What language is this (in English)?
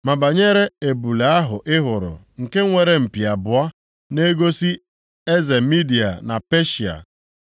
Igbo